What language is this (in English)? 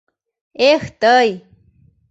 Mari